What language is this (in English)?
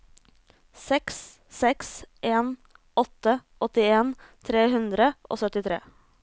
Norwegian